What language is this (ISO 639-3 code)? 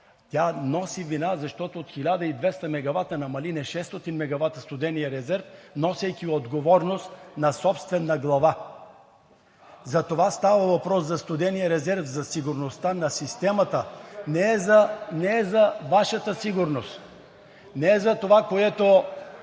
bul